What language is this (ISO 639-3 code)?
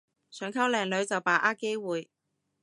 yue